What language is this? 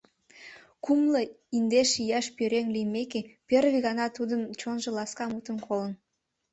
Mari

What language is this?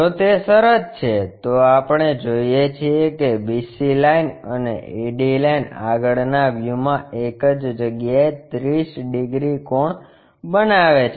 Gujarati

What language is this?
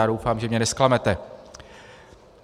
Czech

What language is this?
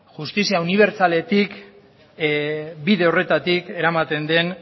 Basque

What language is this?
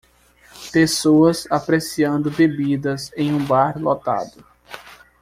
Portuguese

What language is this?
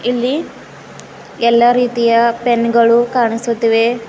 Kannada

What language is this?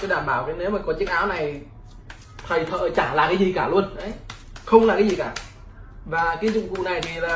Vietnamese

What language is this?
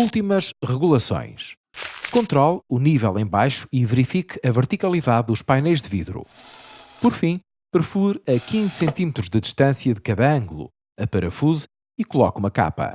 Portuguese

